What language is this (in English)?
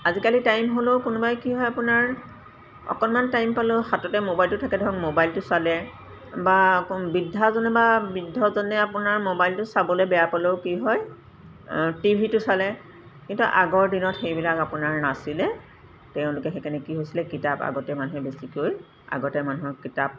Assamese